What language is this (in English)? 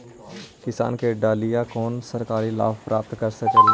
Magahi